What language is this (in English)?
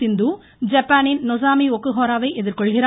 Tamil